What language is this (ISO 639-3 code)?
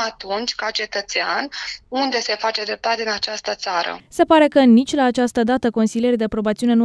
ron